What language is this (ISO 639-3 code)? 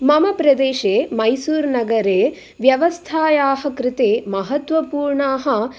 san